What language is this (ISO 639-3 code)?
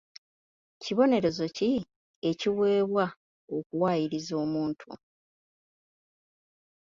lug